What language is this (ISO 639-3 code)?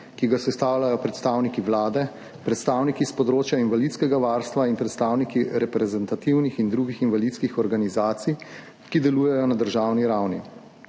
slv